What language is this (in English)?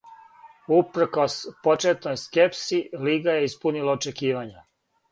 Serbian